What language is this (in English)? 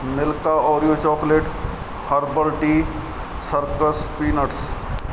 Punjabi